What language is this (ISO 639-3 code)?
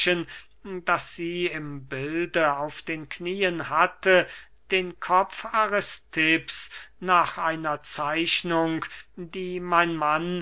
deu